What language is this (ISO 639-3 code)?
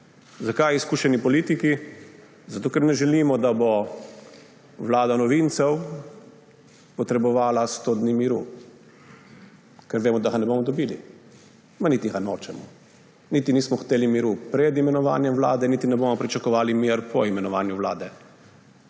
slv